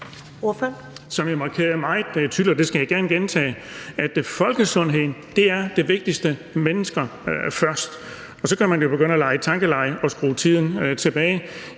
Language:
Danish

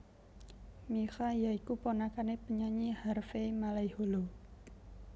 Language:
Javanese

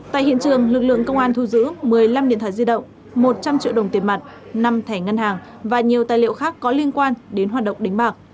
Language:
Vietnamese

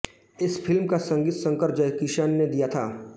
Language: Hindi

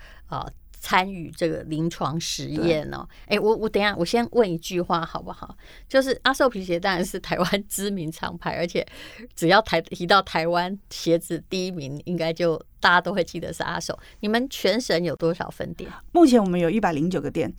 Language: Chinese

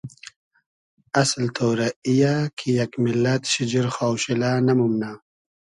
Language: Hazaragi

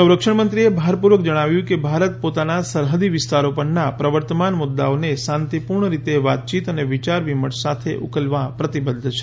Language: Gujarati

